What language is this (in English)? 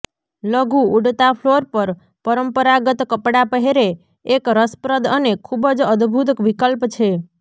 Gujarati